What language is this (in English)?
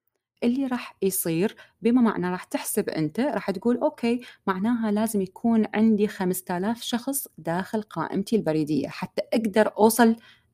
Arabic